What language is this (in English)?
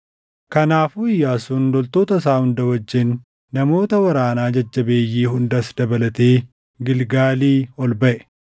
Oromo